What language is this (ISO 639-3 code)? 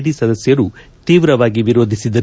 kan